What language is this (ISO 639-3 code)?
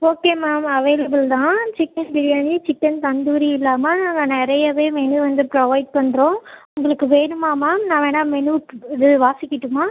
tam